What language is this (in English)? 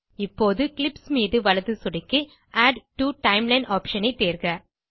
Tamil